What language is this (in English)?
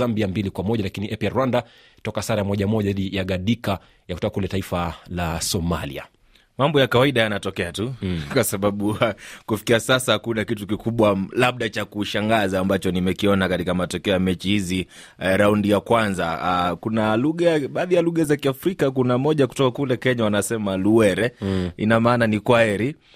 Swahili